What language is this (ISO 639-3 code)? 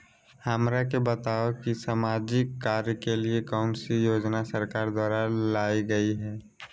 mag